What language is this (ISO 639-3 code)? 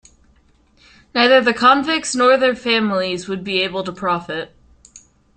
eng